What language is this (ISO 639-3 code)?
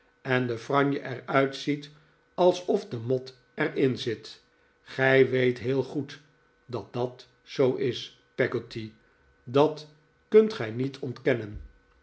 nld